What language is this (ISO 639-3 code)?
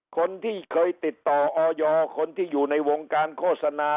tha